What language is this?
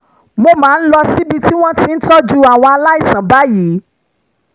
Yoruba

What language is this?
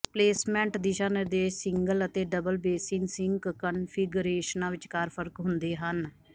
Punjabi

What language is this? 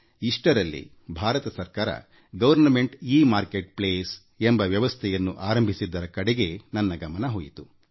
Kannada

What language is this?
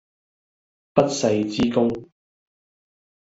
Cantonese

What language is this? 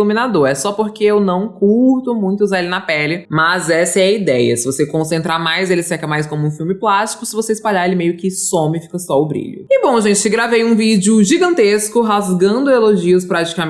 Portuguese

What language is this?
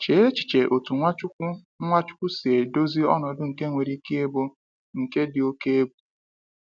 Igbo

